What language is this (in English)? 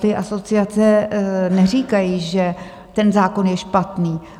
Czech